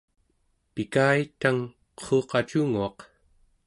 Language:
Central Yupik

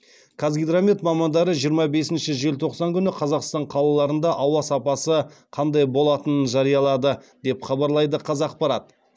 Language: Kazakh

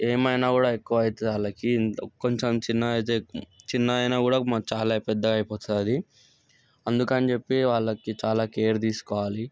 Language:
Telugu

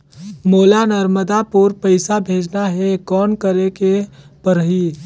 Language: Chhattisgarhi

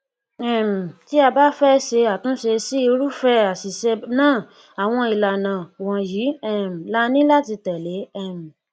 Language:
Yoruba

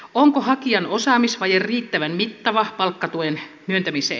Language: Finnish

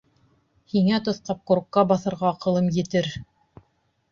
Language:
Bashkir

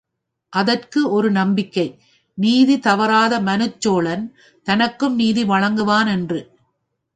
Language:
Tamil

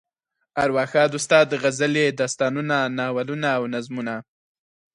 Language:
Pashto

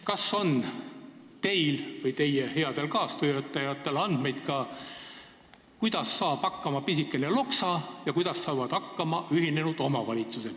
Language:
Estonian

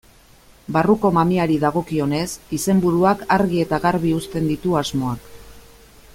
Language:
Basque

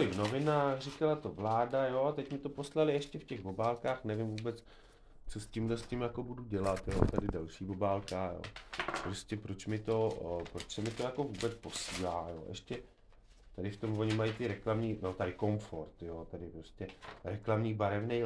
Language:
Czech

